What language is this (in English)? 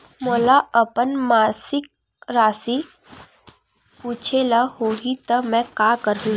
Chhattisgarhi